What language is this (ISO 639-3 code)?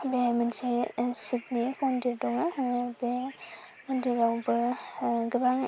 brx